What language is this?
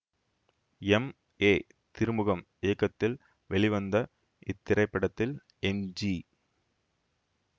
Tamil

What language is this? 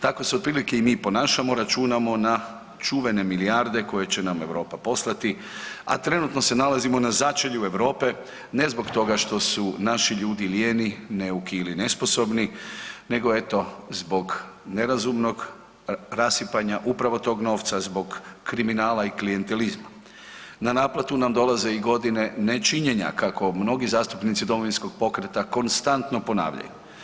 Croatian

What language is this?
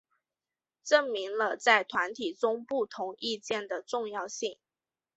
Chinese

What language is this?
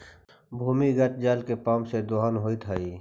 Magahi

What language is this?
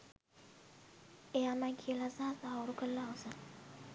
Sinhala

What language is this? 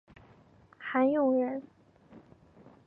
Chinese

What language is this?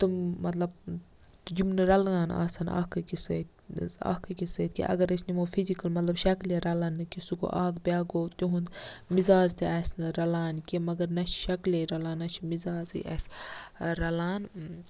Kashmiri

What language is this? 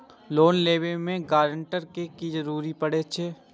Maithili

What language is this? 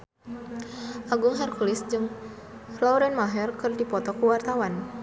Sundanese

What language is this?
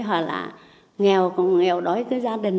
Vietnamese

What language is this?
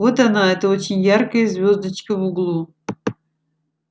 Russian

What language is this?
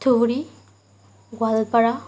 Assamese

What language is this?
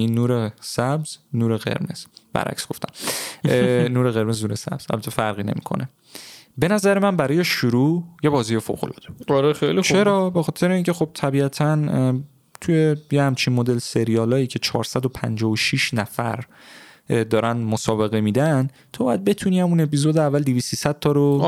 Persian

